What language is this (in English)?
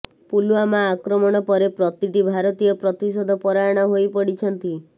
Odia